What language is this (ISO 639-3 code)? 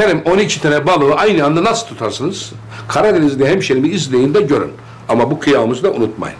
tur